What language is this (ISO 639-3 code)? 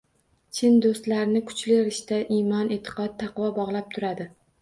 uzb